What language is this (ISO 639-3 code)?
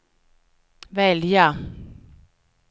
swe